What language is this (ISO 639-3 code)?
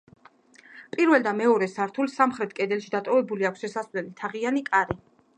kat